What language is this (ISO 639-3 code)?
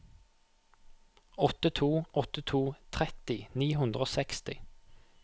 nor